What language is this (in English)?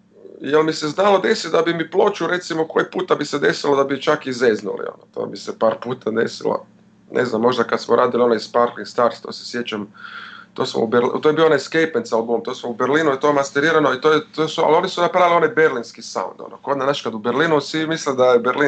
Croatian